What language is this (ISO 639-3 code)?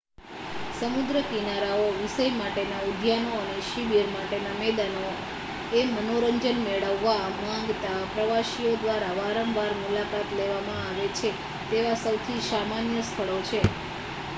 guj